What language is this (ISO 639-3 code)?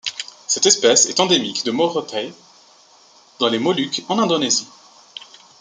fra